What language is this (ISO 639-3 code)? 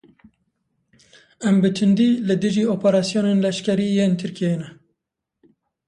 kur